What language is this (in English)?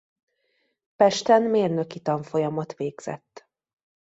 Hungarian